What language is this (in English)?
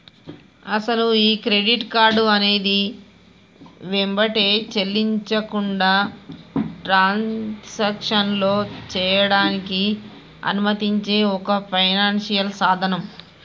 Telugu